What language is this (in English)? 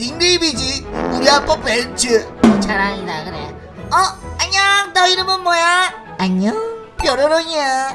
Korean